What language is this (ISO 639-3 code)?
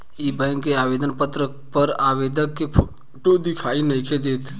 bho